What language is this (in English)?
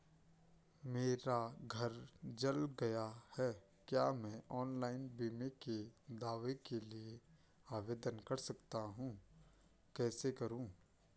Hindi